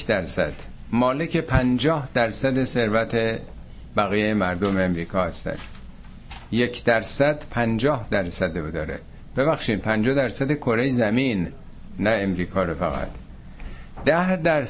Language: Persian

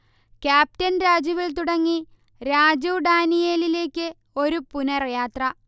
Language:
Malayalam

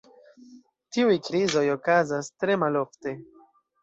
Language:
Esperanto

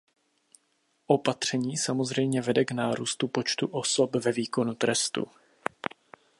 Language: Czech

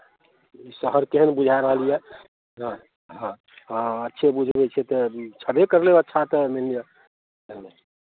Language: Maithili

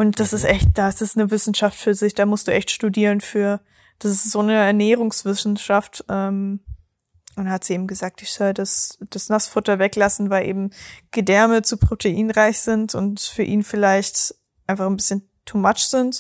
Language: German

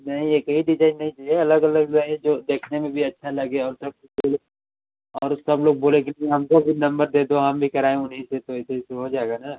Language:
Hindi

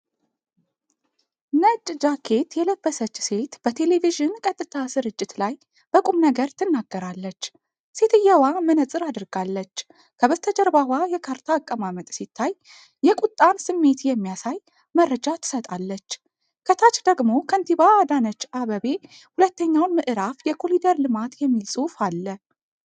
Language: Amharic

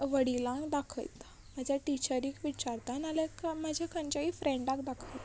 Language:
Konkani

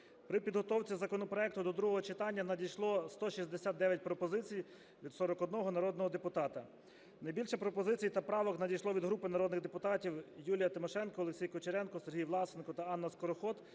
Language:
Ukrainian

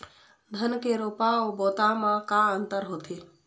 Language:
Chhattisgarhi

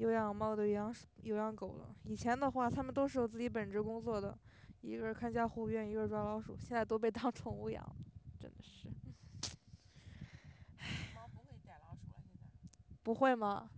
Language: Chinese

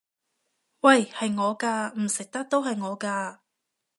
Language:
Cantonese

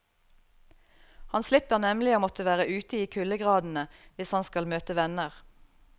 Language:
Norwegian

